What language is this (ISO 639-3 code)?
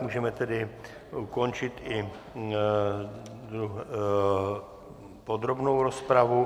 ces